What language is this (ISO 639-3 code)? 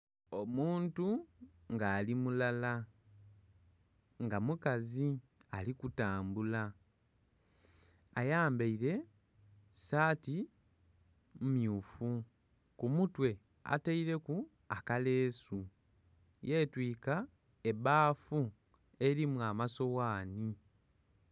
xog